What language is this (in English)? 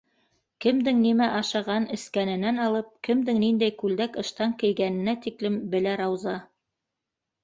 Bashkir